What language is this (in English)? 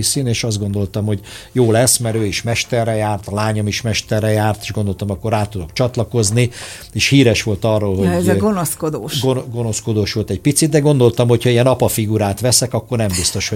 Hungarian